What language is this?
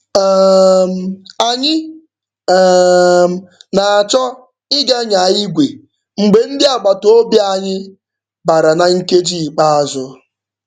Igbo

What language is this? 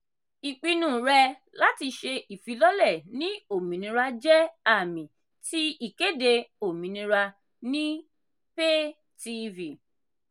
Yoruba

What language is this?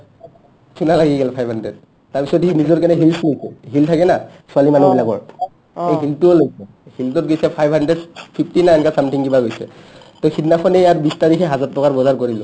Assamese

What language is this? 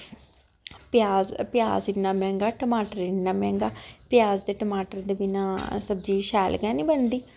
Dogri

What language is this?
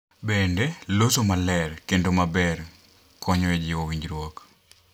Luo (Kenya and Tanzania)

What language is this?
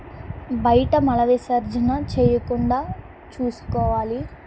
Telugu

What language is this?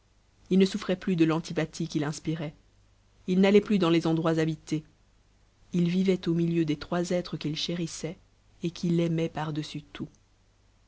French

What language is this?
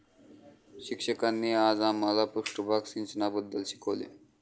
Marathi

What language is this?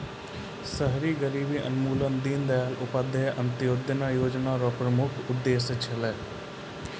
Maithili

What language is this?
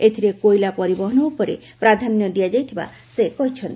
Odia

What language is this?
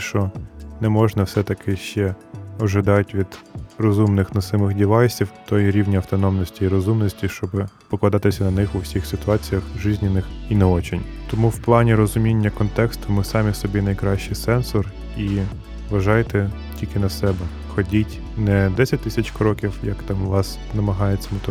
Ukrainian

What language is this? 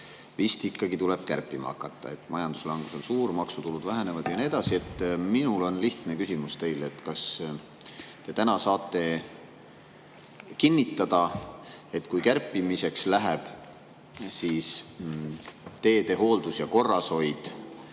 Estonian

